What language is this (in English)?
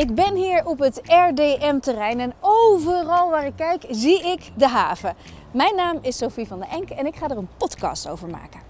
Dutch